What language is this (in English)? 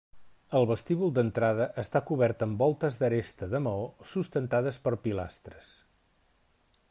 Catalan